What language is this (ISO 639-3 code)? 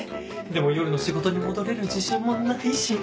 jpn